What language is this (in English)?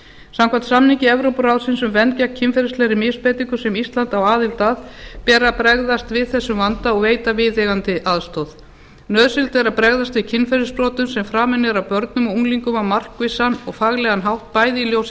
Icelandic